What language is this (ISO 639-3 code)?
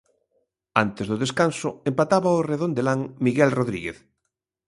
glg